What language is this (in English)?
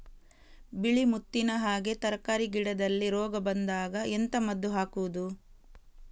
Kannada